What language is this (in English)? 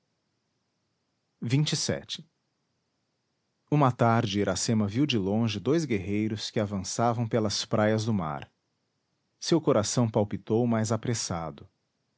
Portuguese